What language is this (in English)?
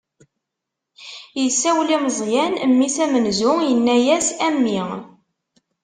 Kabyle